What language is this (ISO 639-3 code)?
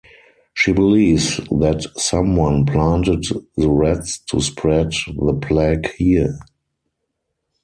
eng